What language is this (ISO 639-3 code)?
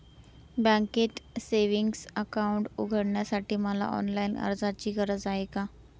mar